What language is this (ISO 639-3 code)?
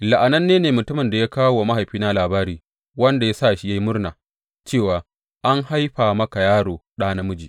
hau